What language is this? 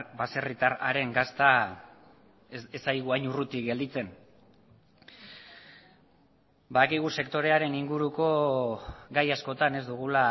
Basque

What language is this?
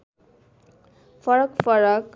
Nepali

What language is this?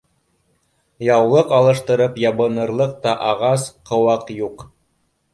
Bashkir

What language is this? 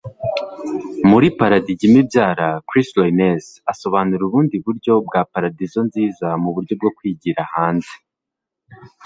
Kinyarwanda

